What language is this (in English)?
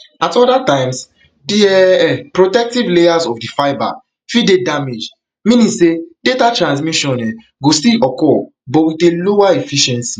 Nigerian Pidgin